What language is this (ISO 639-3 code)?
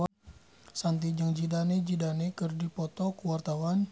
sun